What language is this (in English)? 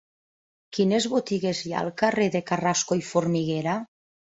Catalan